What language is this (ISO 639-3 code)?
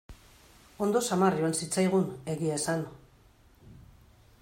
eus